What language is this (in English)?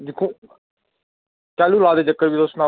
Dogri